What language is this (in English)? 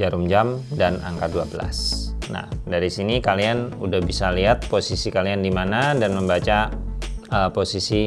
Indonesian